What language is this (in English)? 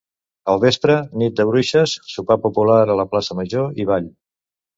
Catalan